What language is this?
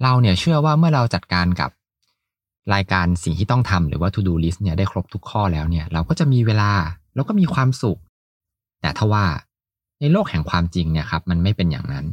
Thai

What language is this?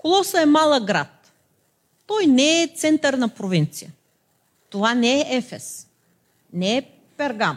Bulgarian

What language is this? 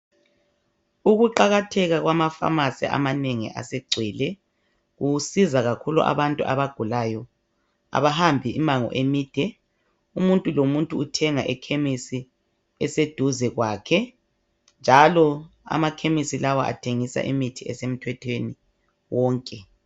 North Ndebele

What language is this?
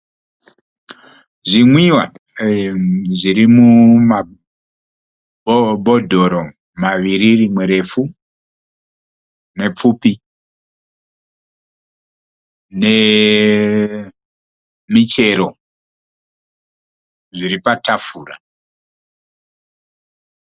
Shona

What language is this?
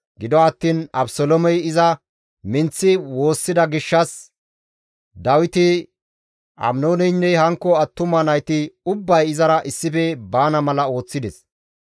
Gamo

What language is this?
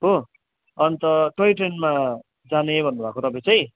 Nepali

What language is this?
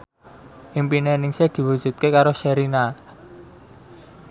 Javanese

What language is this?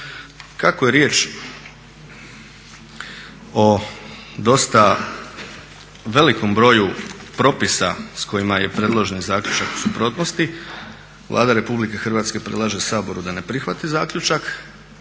Croatian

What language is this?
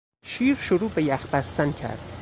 Persian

